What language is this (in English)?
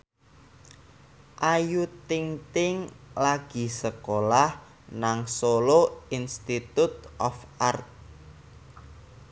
Javanese